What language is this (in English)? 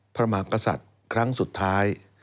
Thai